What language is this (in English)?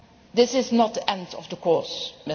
English